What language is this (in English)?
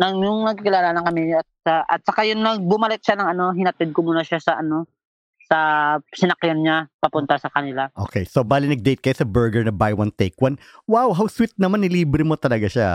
Filipino